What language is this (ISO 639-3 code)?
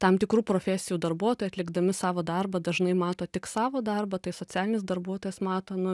lit